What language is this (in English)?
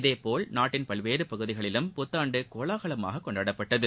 Tamil